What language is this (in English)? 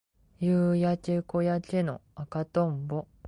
Japanese